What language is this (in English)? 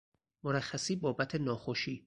Persian